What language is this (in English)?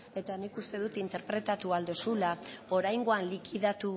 Basque